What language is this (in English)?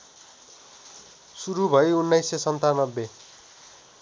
Nepali